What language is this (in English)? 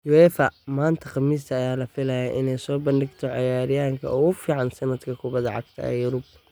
Somali